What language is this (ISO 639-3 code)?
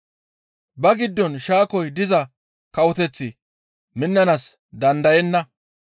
gmv